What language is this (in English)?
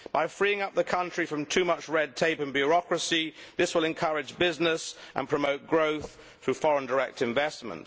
English